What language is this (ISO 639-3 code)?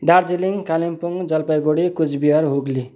nep